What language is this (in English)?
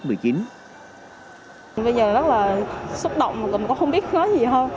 Vietnamese